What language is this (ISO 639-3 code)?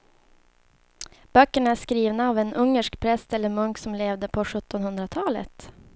swe